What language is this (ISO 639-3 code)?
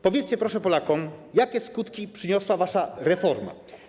pol